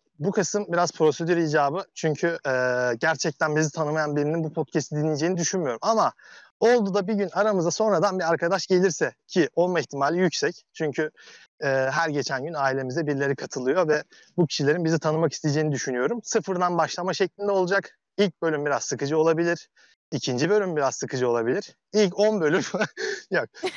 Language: Turkish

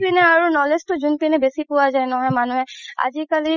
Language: Assamese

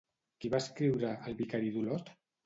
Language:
Catalan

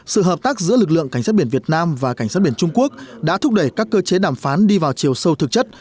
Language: Vietnamese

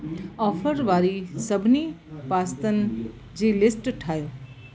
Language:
Sindhi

